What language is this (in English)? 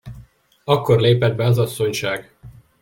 Hungarian